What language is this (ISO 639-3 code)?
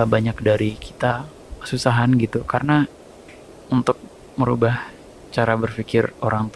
ind